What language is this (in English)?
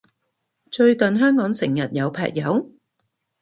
Cantonese